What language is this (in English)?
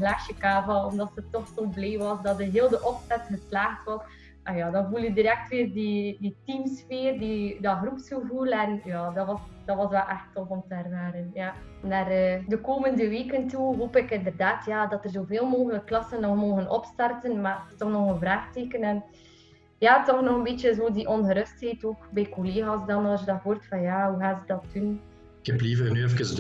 Dutch